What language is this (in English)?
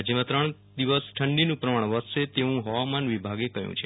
Gujarati